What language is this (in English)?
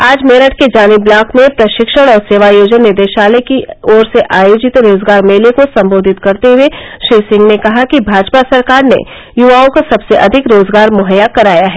Hindi